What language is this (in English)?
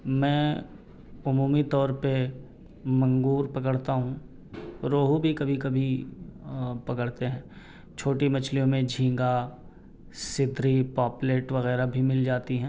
Urdu